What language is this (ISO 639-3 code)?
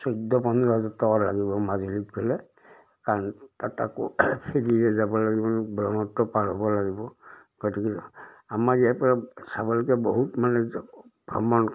asm